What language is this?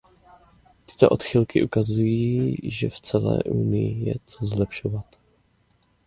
Czech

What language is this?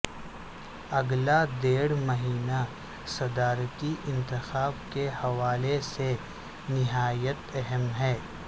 Urdu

